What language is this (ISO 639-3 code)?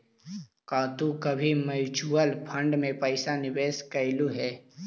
mag